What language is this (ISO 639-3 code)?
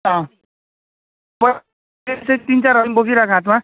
nep